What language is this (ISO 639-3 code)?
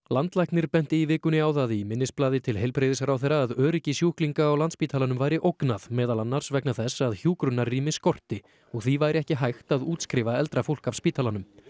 isl